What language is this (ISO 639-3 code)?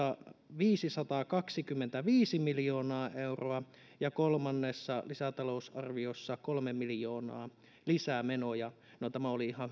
fin